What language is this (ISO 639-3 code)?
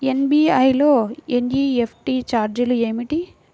tel